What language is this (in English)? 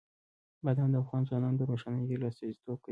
Pashto